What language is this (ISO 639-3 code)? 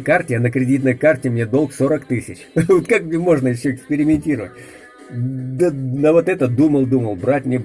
rus